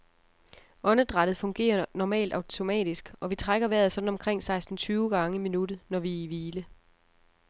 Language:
Danish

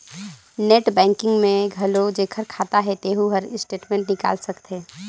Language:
Chhattisgarhi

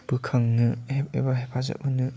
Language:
Bodo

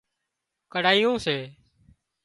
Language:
Wadiyara Koli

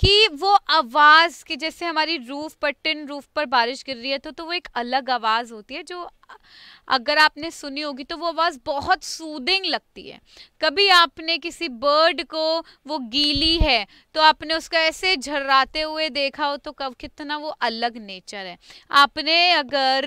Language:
Hindi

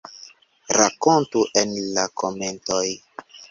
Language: Esperanto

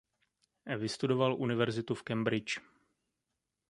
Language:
Czech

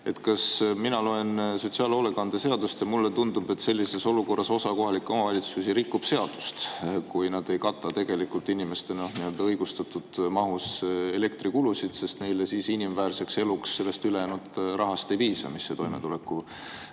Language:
Estonian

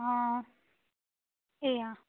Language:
Gujarati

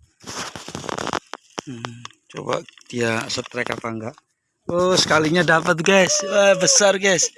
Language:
Indonesian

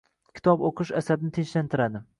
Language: Uzbek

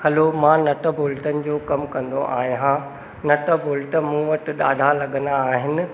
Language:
Sindhi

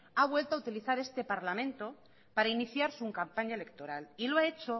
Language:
Spanish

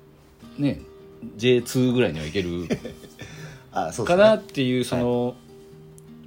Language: Japanese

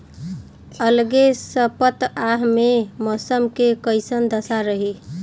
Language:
Bhojpuri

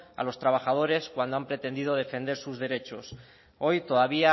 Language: Spanish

